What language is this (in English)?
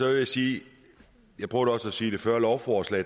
Danish